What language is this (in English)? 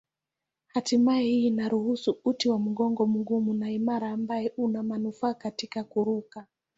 Swahili